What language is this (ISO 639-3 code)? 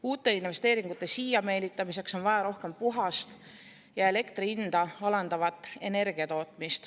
est